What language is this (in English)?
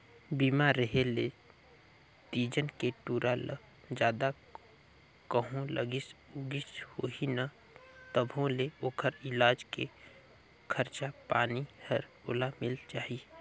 Chhattisgarhi